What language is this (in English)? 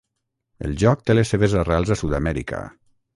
Catalan